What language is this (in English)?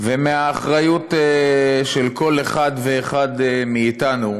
Hebrew